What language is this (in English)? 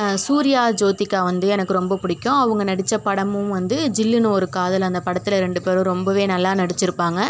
Tamil